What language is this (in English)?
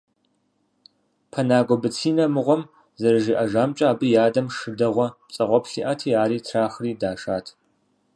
Kabardian